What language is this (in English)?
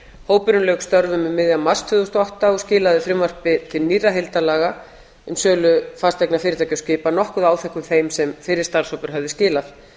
Icelandic